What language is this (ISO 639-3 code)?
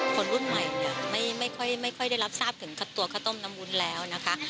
tha